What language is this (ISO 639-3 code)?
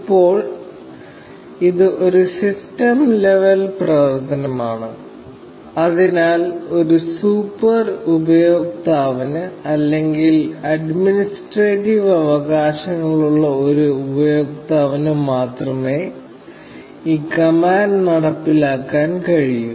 mal